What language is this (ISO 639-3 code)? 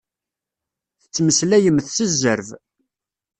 kab